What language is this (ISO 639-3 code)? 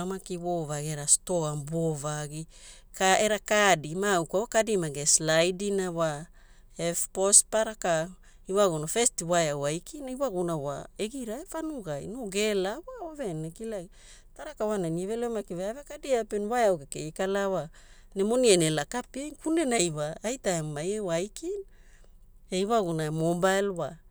hul